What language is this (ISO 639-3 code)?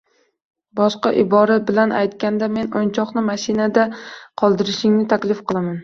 uzb